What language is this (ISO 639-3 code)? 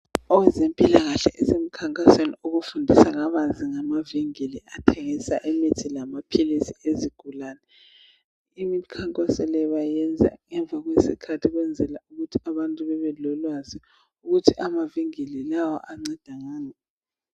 nde